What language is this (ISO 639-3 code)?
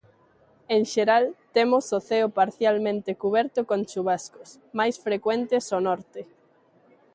glg